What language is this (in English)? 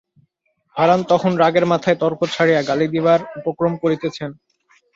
Bangla